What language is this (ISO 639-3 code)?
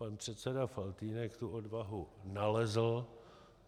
ces